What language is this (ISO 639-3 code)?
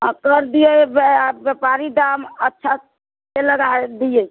mai